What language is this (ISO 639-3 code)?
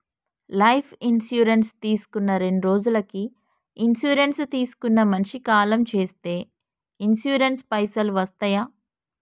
tel